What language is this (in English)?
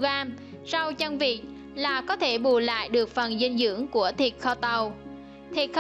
Vietnamese